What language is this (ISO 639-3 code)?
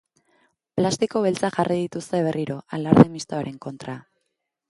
eus